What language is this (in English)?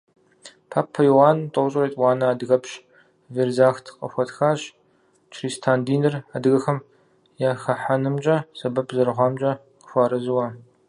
Kabardian